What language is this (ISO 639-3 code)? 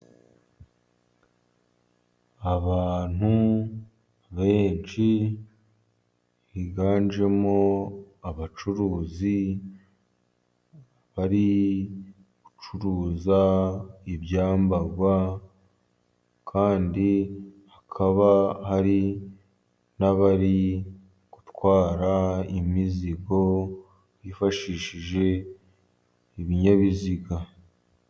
kin